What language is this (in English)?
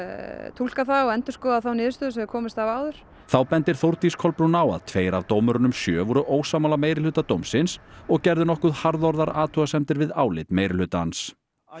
Icelandic